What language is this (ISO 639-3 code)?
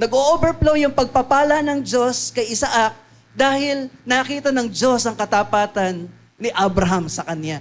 fil